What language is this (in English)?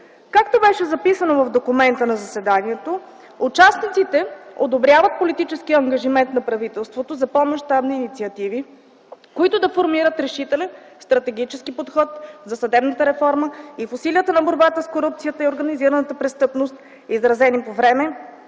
Bulgarian